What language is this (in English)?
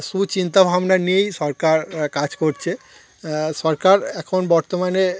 Bangla